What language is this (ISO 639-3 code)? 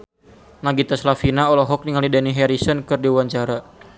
sun